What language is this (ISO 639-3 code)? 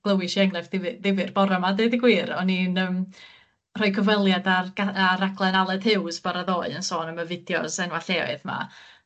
cym